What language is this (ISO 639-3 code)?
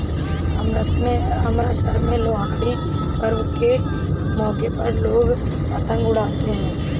hin